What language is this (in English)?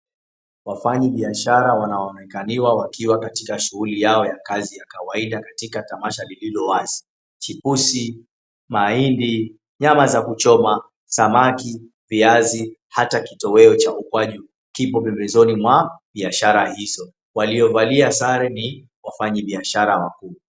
Swahili